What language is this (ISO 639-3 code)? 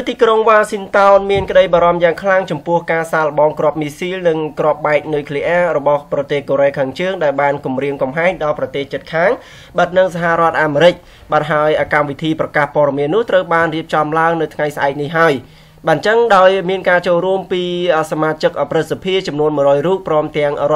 tha